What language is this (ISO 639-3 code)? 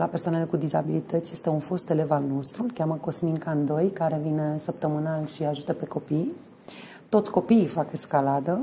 ron